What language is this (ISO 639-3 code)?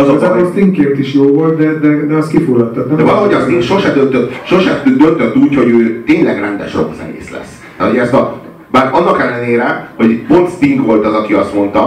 hun